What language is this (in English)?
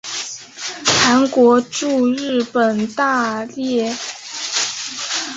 Chinese